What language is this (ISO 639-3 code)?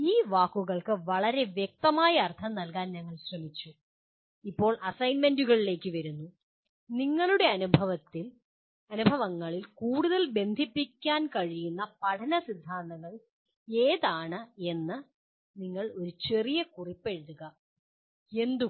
mal